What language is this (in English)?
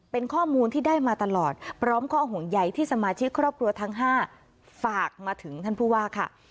Thai